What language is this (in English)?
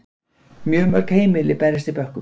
Icelandic